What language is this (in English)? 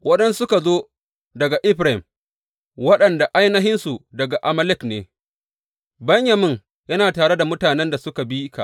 Hausa